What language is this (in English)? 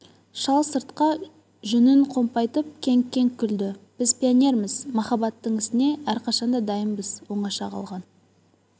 Kazakh